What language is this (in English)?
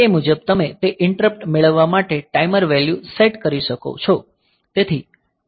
Gujarati